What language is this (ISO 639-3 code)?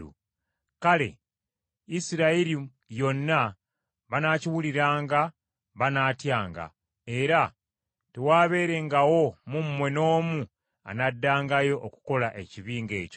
lug